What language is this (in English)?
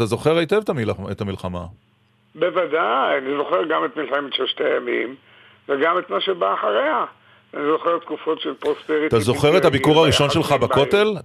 Hebrew